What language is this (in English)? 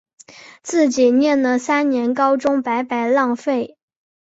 Chinese